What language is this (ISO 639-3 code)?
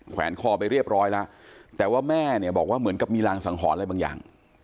tha